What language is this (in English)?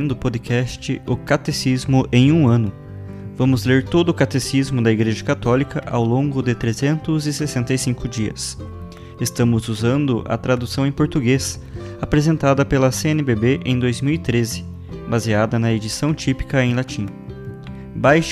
Portuguese